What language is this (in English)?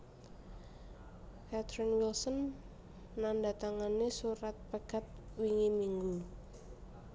Javanese